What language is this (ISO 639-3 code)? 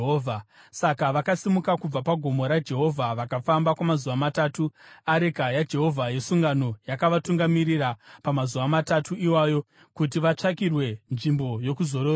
sna